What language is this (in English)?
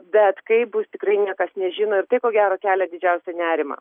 Lithuanian